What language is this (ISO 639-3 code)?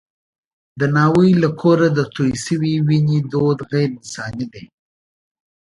pus